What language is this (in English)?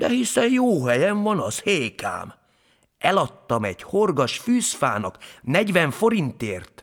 Hungarian